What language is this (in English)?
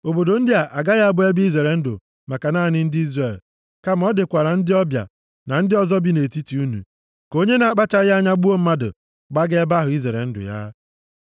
Igbo